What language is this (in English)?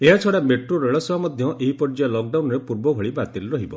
Odia